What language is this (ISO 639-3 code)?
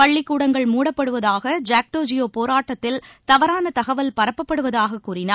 tam